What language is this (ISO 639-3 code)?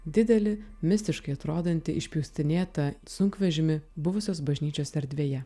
lit